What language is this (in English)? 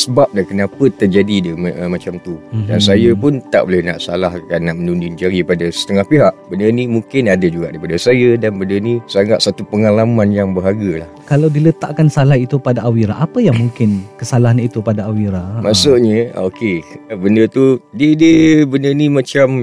Malay